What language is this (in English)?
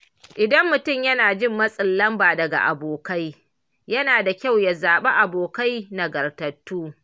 Hausa